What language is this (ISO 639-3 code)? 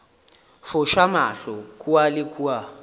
nso